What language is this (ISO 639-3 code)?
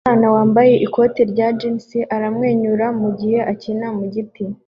kin